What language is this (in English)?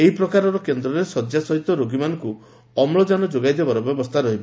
Odia